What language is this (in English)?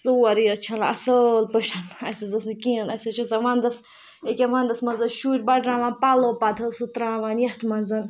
Kashmiri